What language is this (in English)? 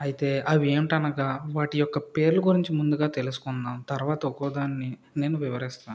Telugu